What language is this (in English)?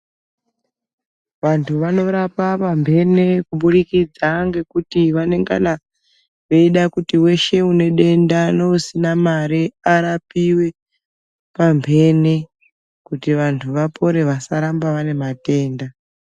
Ndau